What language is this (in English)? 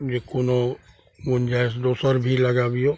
Maithili